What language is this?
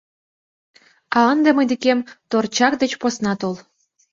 Mari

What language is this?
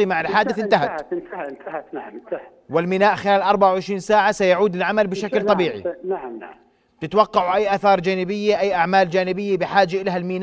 Arabic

